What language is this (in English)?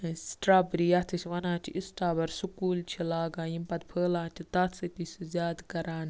Kashmiri